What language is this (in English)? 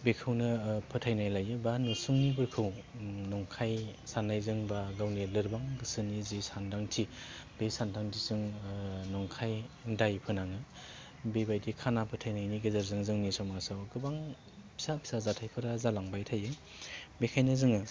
Bodo